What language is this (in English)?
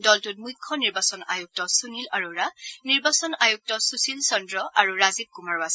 Assamese